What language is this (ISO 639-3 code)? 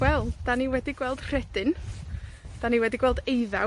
cym